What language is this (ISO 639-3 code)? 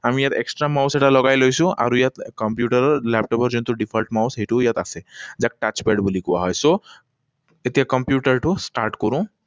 asm